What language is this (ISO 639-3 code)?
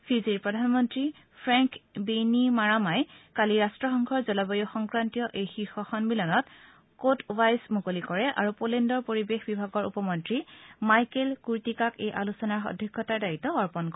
asm